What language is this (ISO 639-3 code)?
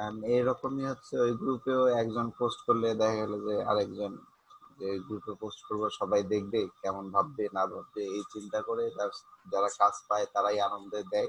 ron